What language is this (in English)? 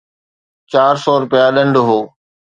Sindhi